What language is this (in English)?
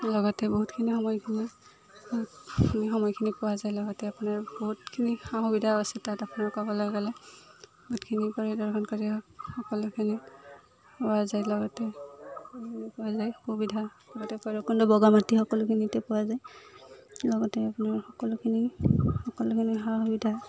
Assamese